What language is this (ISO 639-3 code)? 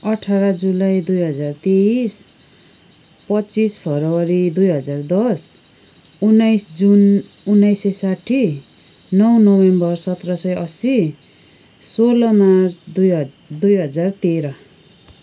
nep